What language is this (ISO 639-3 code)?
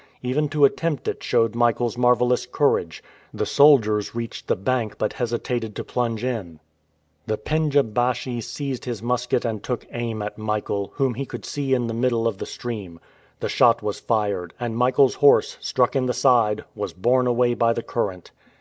eng